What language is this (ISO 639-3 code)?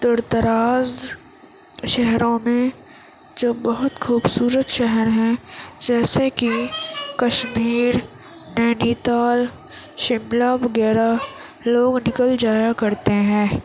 urd